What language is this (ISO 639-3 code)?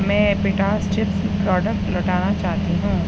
urd